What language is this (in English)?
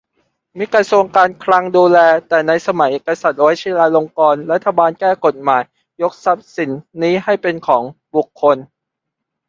Thai